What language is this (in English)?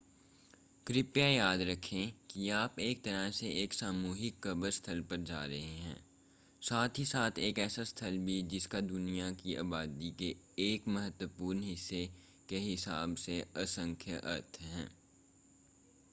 Hindi